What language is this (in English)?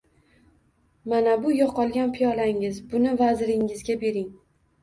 Uzbek